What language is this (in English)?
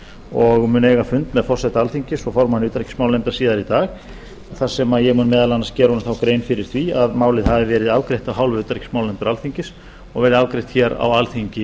Icelandic